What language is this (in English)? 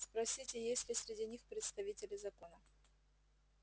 Russian